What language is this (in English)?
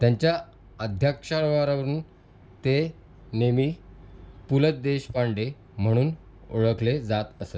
Marathi